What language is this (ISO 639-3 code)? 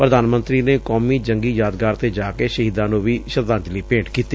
pan